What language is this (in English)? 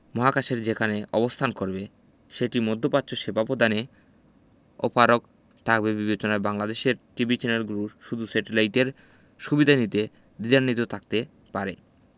Bangla